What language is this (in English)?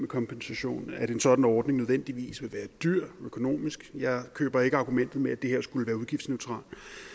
Danish